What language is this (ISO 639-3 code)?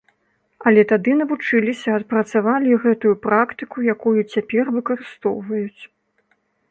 bel